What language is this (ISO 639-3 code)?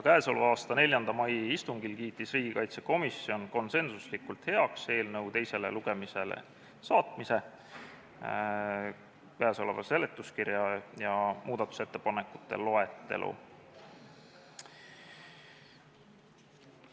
est